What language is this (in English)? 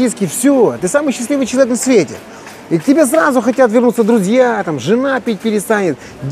Russian